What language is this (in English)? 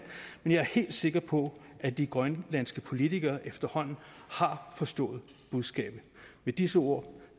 Danish